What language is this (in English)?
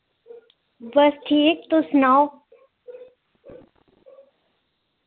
Dogri